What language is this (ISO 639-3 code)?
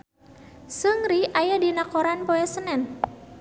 sun